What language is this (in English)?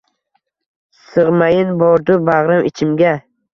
Uzbek